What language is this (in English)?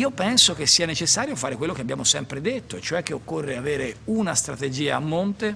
Italian